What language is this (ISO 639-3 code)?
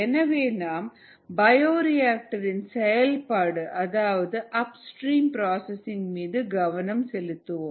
tam